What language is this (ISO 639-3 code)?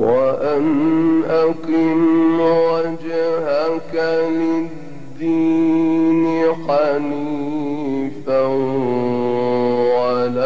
ara